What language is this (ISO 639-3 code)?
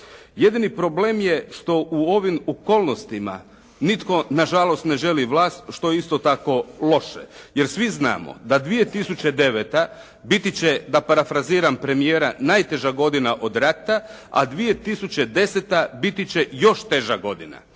hrv